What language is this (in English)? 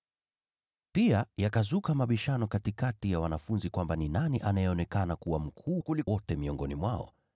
Swahili